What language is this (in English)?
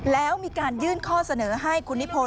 Thai